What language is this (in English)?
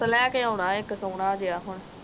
Punjabi